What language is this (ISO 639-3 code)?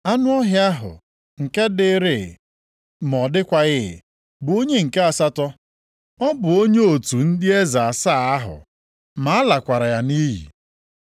ibo